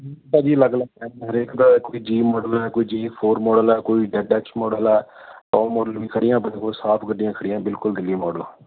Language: Punjabi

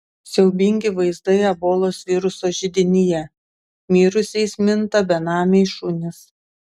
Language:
Lithuanian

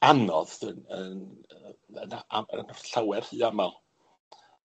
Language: Welsh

